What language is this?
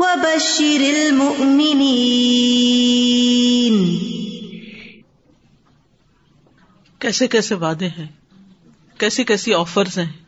Urdu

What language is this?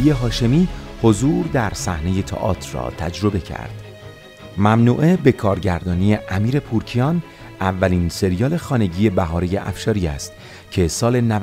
Persian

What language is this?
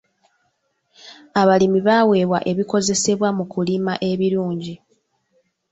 Ganda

